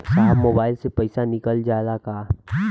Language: Bhojpuri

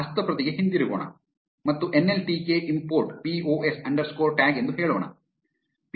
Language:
Kannada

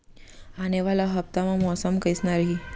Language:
Chhattisgarhi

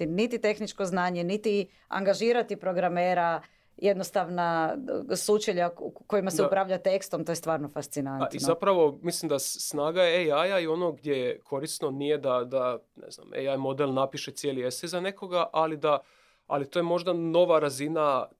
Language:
Croatian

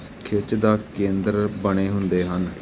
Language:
Punjabi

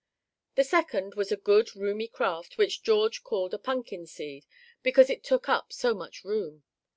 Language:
English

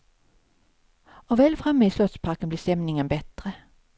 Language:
Swedish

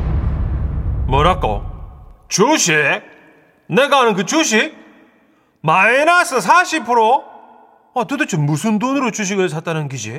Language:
Korean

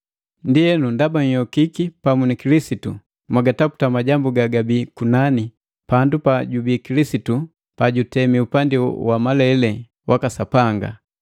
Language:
Matengo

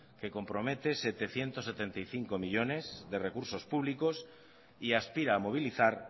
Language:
Spanish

